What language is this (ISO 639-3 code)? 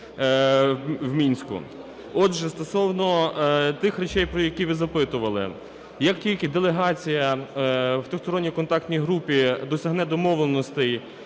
ukr